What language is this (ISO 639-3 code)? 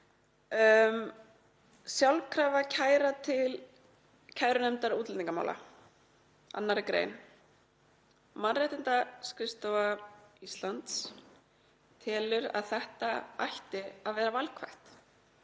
isl